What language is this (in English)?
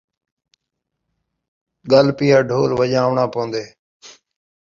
Saraiki